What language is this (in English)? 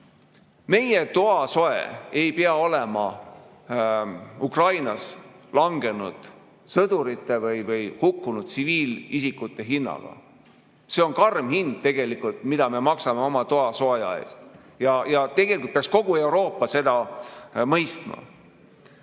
Estonian